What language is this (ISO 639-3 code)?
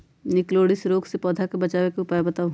mag